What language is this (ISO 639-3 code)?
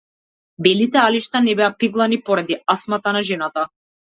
mkd